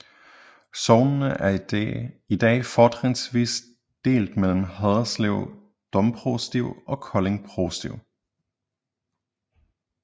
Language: Danish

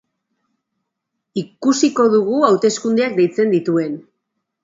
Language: Basque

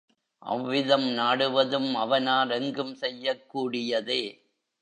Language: Tamil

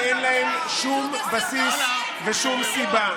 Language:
Hebrew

